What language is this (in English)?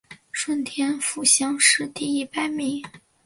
Chinese